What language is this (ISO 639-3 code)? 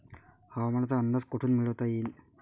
mar